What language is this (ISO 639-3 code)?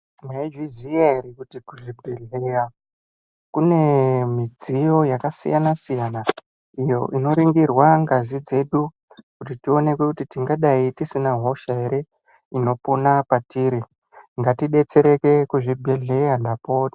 ndc